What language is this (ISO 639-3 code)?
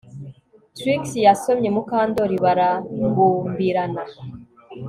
kin